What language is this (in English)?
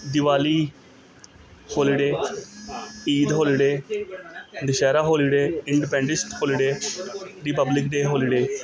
Punjabi